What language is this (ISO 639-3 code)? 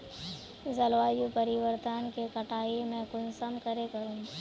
mag